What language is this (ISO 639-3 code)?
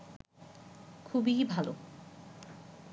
ben